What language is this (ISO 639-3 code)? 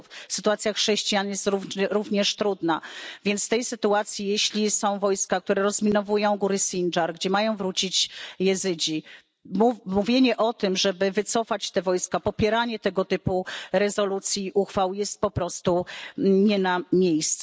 pol